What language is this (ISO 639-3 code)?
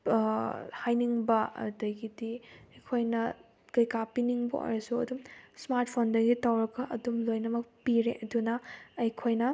mni